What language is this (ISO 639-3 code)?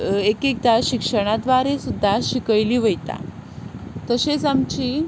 kok